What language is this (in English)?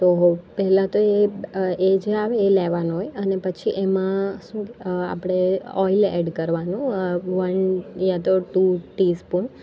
Gujarati